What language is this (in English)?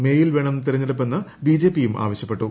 Malayalam